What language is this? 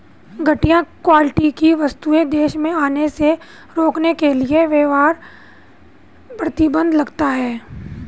Hindi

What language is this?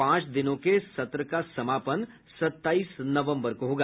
Hindi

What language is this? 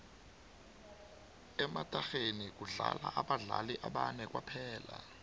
South Ndebele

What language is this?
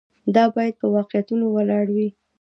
Pashto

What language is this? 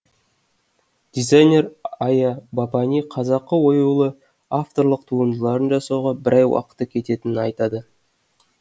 Kazakh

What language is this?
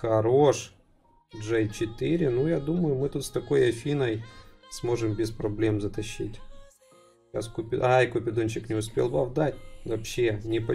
Russian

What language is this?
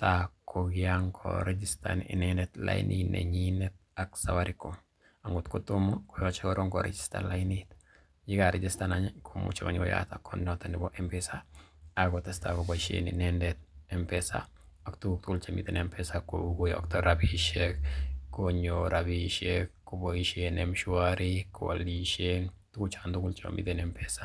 Kalenjin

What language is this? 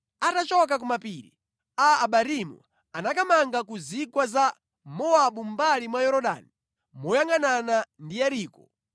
Nyanja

